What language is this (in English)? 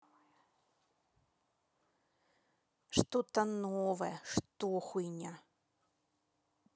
Russian